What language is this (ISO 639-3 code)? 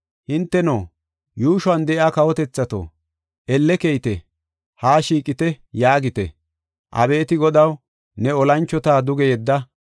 gof